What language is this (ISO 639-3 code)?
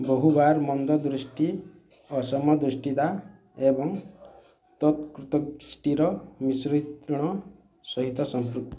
ori